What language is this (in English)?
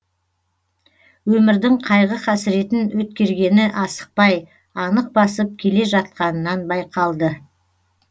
Kazakh